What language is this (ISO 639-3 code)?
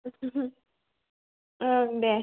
brx